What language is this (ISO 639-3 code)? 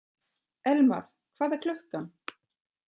isl